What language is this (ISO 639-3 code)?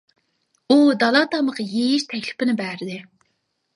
uig